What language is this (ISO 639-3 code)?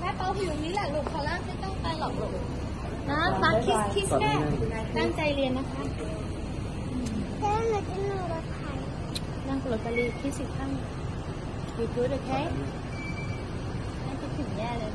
tha